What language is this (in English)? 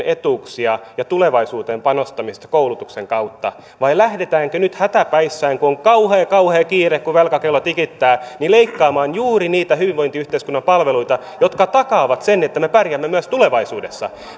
Finnish